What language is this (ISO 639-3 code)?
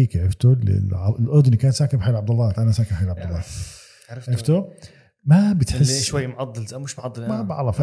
ara